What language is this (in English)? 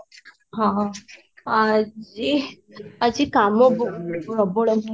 Odia